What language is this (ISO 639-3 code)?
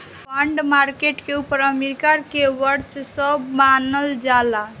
bho